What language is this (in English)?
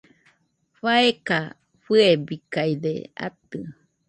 Nüpode Huitoto